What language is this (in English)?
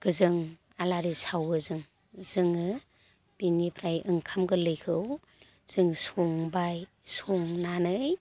Bodo